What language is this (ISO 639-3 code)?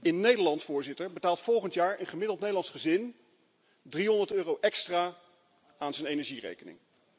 nld